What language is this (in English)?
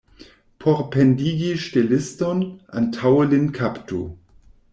Esperanto